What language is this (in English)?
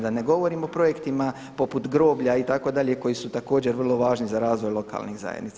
Croatian